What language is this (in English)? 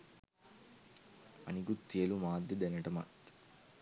Sinhala